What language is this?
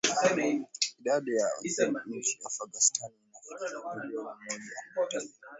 Swahili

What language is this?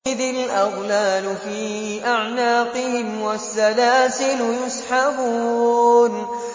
Arabic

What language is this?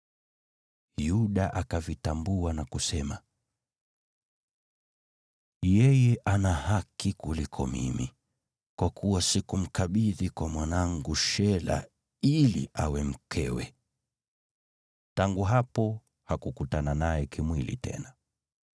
Swahili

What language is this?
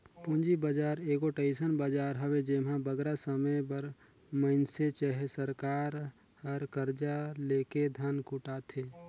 Chhattisgarhi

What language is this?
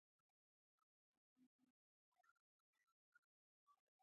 Pashto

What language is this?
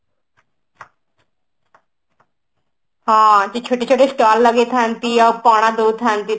Odia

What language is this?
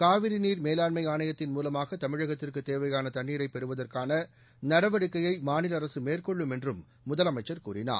Tamil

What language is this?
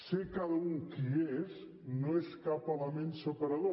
Catalan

